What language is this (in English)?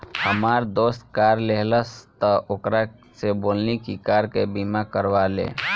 Bhojpuri